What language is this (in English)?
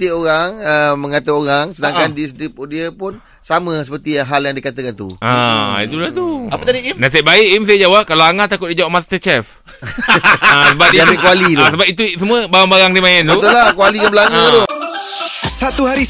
Malay